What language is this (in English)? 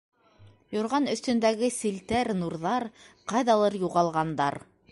Bashkir